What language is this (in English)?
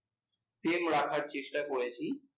Bangla